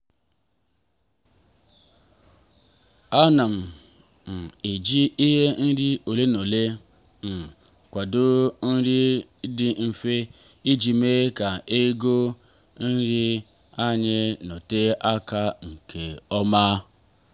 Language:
Igbo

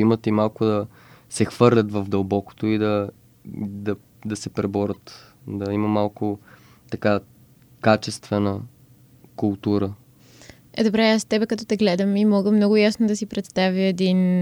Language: Bulgarian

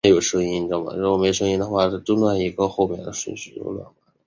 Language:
Chinese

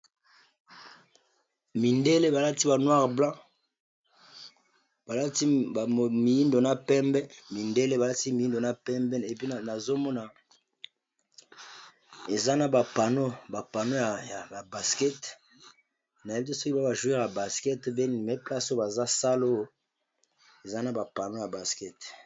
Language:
Lingala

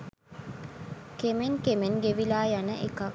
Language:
Sinhala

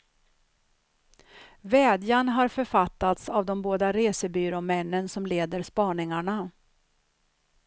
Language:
Swedish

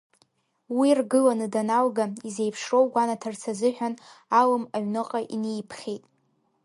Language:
Abkhazian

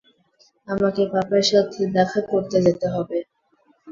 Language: Bangla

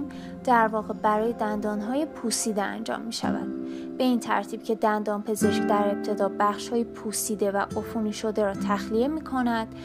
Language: Persian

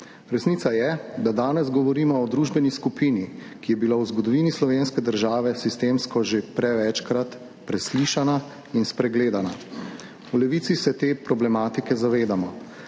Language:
Slovenian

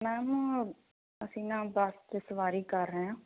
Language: Punjabi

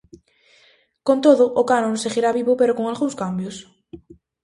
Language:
Galician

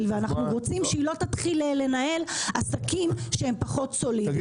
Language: Hebrew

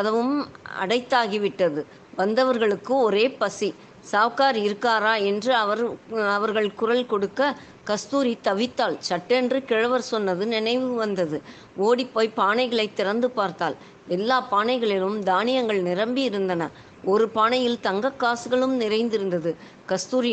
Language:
Tamil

